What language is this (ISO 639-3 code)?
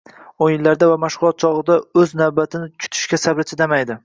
uzb